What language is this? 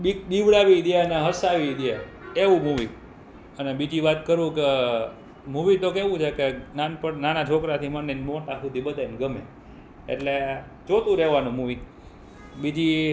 Gujarati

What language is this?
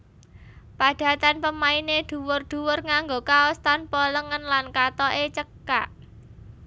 Javanese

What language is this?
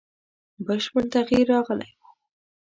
Pashto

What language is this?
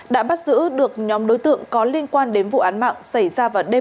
Vietnamese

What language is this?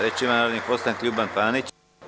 Serbian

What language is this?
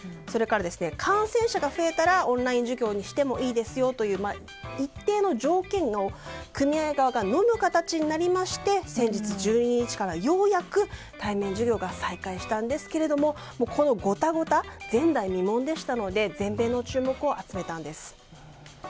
Japanese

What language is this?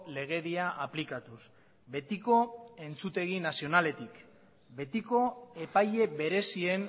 Basque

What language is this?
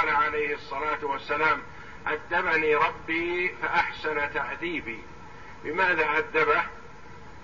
Arabic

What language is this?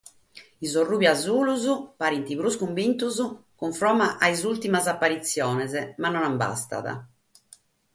Sardinian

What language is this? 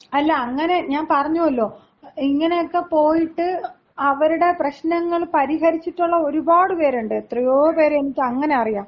Malayalam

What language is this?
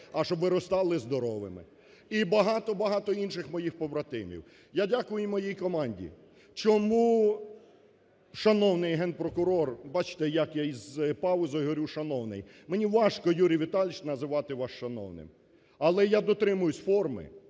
Ukrainian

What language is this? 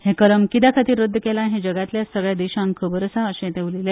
Konkani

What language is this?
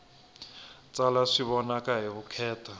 Tsonga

